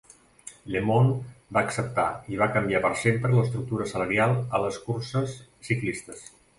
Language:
Catalan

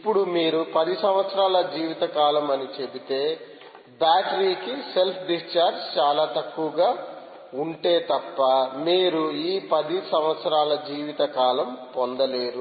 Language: Telugu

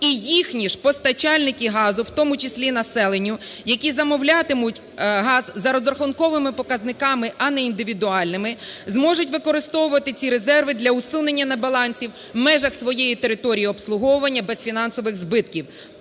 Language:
Ukrainian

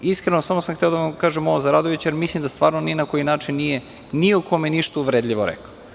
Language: Serbian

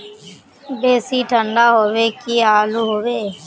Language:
Magahi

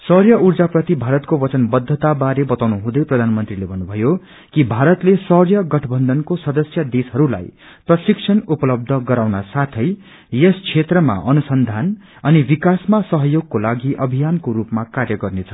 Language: Nepali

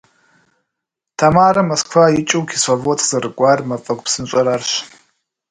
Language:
Kabardian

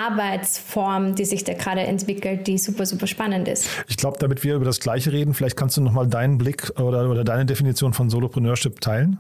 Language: German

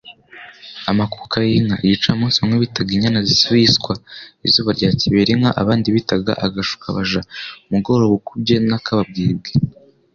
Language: Kinyarwanda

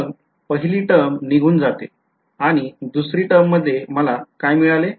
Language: Marathi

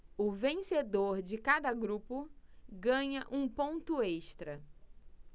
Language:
Portuguese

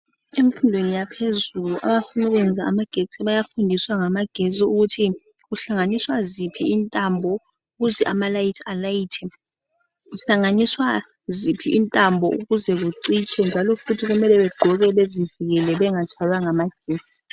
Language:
North Ndebele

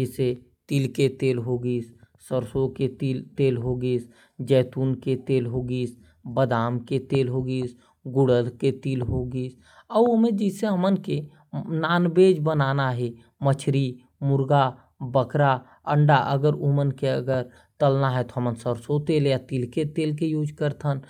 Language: Korwa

